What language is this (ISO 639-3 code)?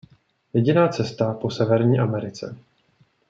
ces